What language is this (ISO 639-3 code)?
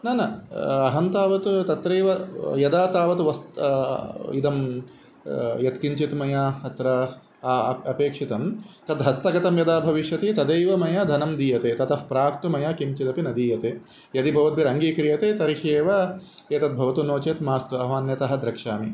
san